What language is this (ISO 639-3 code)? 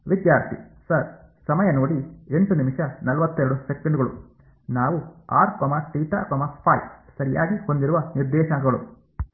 kan